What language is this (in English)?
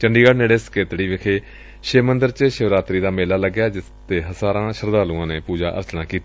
Punjabi